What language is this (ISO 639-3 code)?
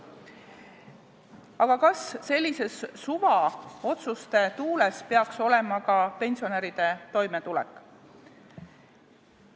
est